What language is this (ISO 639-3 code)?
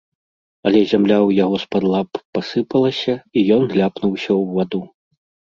bel